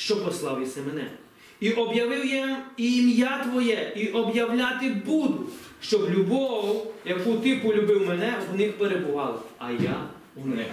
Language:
Ukrainian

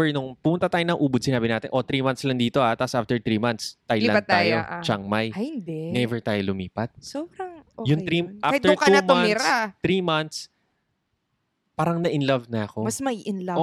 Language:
Filipino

